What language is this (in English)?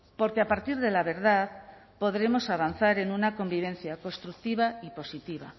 Spanish